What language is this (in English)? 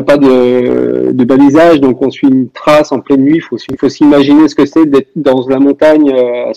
French